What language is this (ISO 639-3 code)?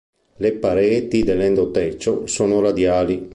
ita